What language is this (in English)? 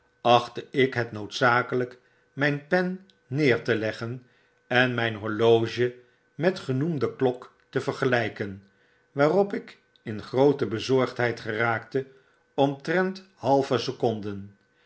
Dutch